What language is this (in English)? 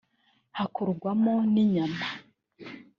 Kinyarwanda